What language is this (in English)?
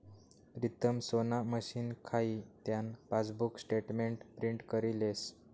Marathi